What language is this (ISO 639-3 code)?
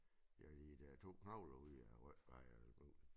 dan